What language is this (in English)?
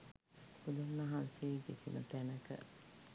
Sinhala